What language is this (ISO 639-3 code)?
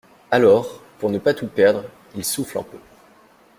fra